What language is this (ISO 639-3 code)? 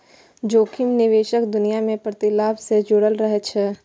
mai